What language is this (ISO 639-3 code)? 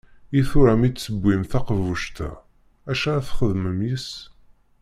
kab